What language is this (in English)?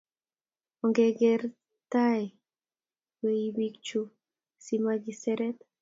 Kalenjin